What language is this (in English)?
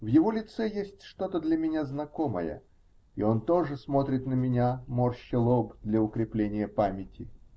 Russian